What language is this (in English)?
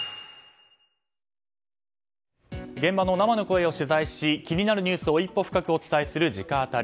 Japanese